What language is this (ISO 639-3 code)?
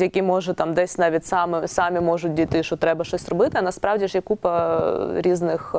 ukr